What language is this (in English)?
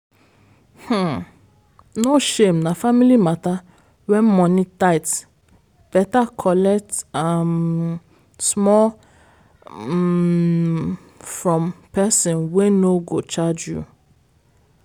Nigerian Pidgin